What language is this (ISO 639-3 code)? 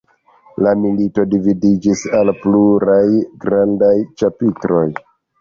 epo